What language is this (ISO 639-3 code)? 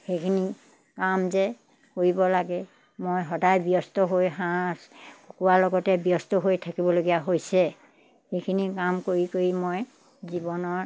asm